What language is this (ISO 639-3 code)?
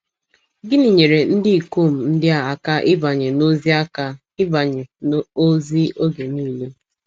ibo